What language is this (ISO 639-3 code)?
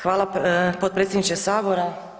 hrv